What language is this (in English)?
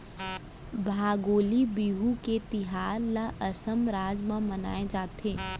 Chhattisgarhi